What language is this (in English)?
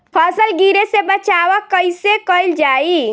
Bhojpuri